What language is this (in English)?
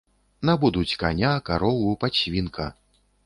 Belarusian